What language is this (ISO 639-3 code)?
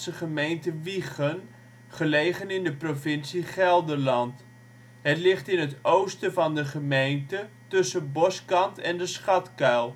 nld